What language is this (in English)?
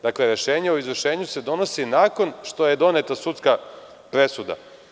Serbian